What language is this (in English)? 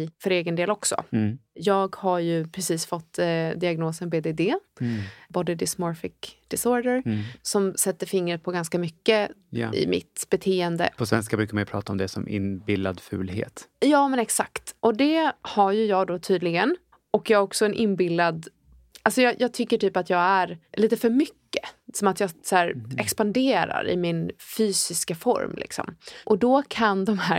Swedish